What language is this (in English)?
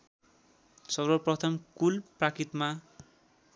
Nepali